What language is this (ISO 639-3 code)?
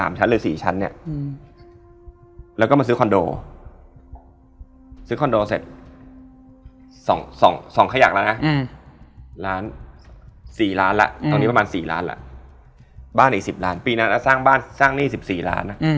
tha